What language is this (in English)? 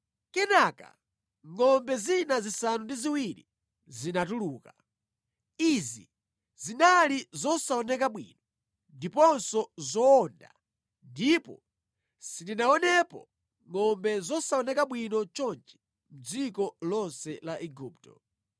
Nyanja